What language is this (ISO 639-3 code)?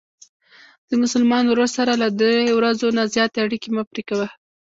pus